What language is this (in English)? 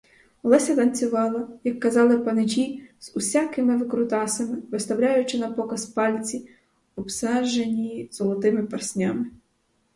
Ukrainian